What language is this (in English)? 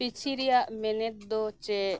Santali